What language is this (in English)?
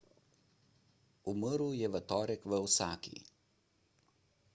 Slovenian